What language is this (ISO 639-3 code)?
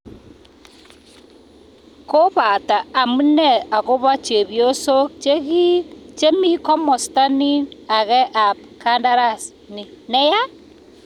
kln